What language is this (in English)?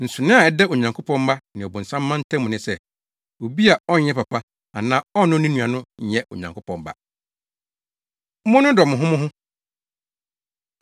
Akan